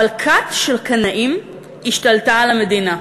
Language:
Hebrew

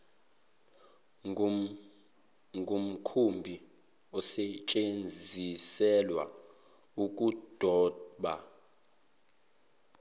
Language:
Zulu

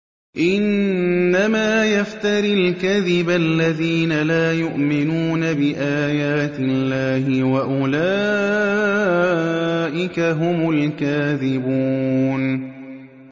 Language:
Arabic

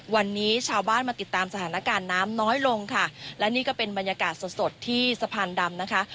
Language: Thai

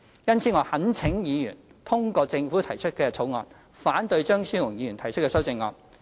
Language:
Cantonese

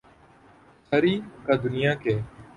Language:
Urdu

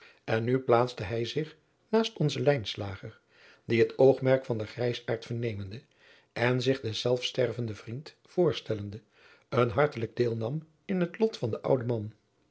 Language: Dutch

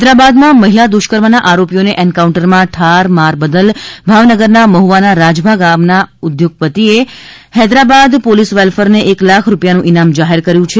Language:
Gujarati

